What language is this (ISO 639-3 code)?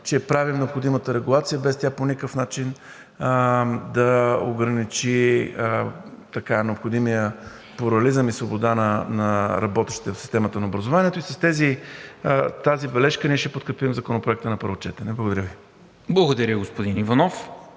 bul